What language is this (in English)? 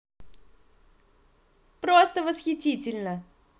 Russian